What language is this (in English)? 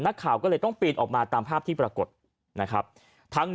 Thai